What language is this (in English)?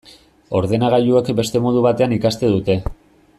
Basque